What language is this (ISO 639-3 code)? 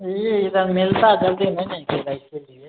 mai